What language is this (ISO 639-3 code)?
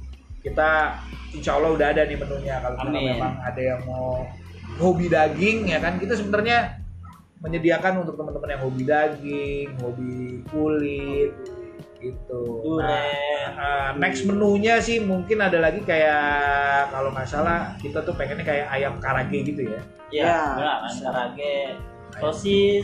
ind